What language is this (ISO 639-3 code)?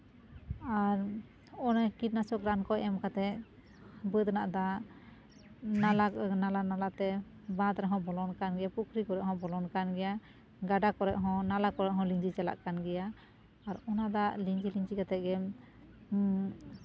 sat